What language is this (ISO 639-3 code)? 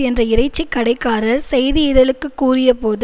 tam